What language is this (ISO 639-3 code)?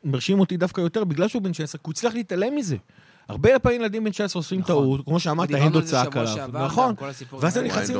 heb